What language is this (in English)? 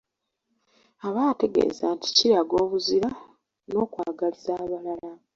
Ganda